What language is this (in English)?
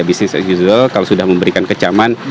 Indonesian